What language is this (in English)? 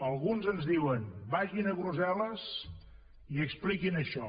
Catalan